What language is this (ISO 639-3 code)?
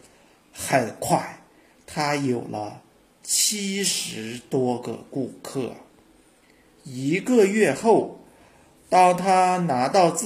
zho